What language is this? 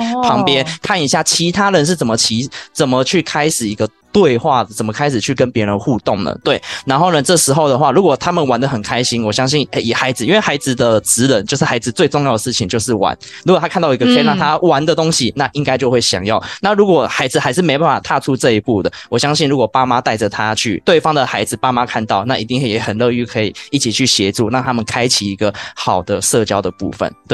Chinese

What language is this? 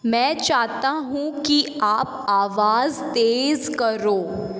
Hindi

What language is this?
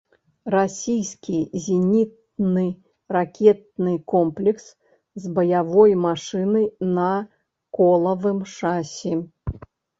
Belarusian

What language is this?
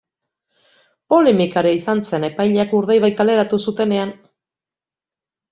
Basque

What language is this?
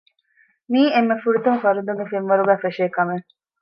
Divehi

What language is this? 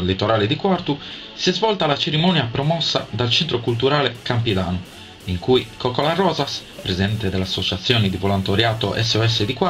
Italian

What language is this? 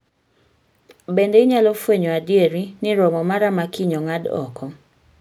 Luo (Kenya and Tanzania)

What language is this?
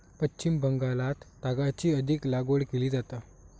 Marathi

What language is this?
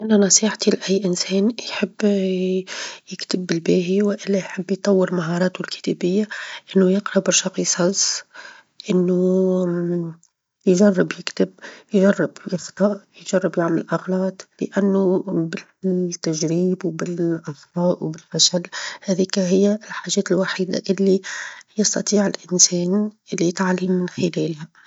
Tunisian Arabic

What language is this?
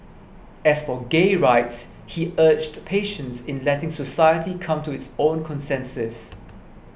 English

